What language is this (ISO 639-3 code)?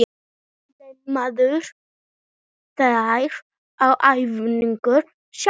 isl